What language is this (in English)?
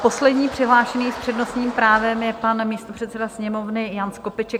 Czech